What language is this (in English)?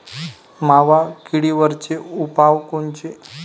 Marathi